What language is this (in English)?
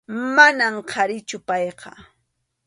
Arequipa-La Unión Quechua